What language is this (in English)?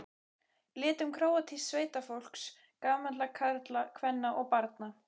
Icelandic